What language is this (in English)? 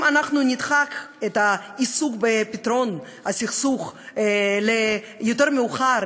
Hebrew